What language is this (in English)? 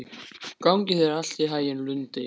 Icelandic